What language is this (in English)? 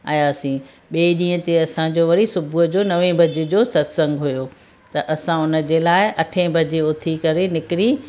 Sindhi